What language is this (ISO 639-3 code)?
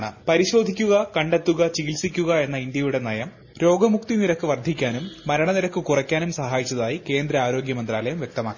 mal